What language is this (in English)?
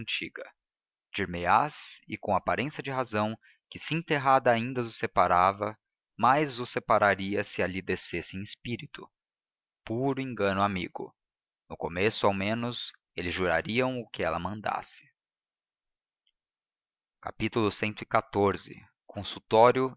Portuguese